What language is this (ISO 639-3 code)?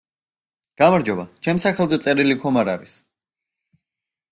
kat